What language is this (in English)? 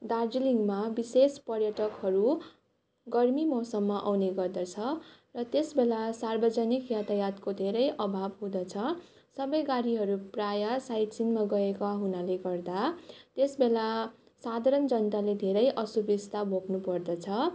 Nepali